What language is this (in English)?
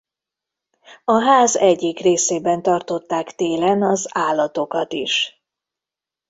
Hungarian